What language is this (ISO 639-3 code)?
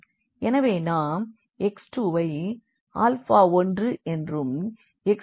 tam